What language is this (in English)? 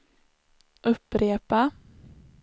Swedish